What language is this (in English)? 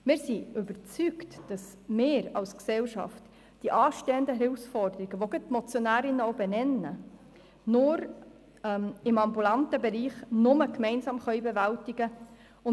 Swiss German